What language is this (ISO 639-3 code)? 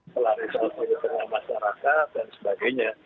ind